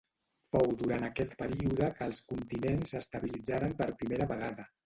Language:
Catalan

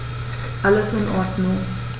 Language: German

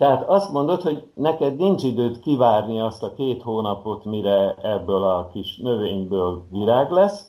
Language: Hungarian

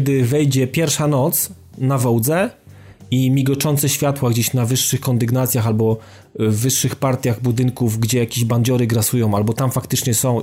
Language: Polish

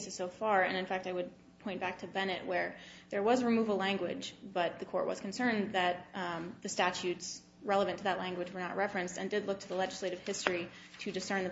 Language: English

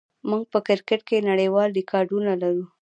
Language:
Pashto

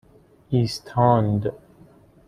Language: Persian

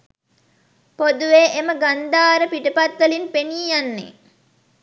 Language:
Sinhala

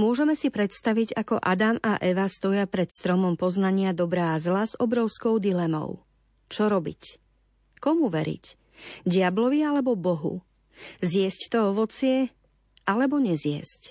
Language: Slovak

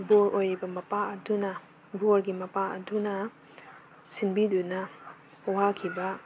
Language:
Manipuri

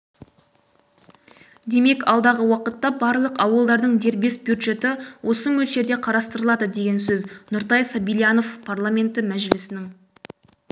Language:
Kazakh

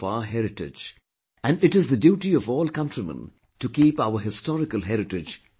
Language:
English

